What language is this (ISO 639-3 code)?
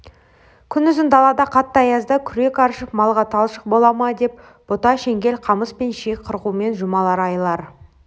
kaz